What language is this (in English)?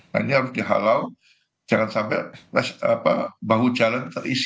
Indonesian